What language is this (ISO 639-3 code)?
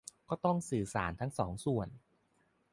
tha